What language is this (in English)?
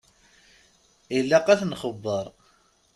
Kabyle